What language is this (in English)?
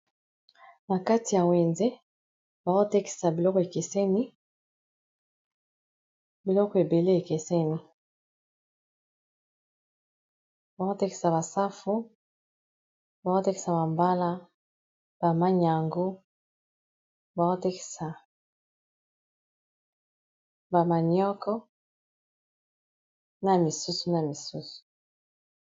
Lingala